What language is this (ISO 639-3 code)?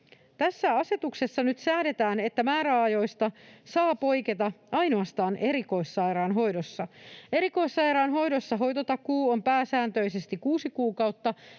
fin